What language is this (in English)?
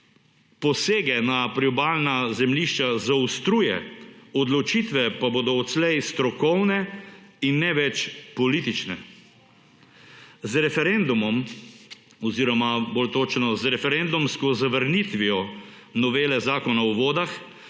Slovenian